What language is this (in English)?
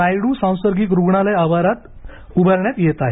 Marathi